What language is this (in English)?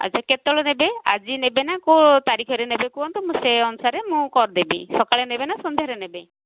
Odia